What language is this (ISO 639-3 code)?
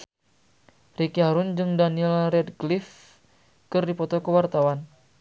sun